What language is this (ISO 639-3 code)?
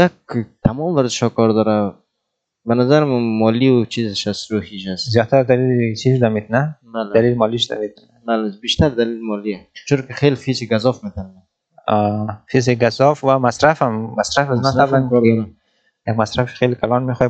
fas